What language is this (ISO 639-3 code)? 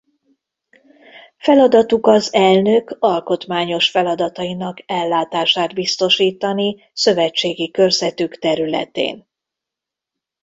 hun